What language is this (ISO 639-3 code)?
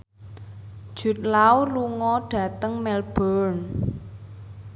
jav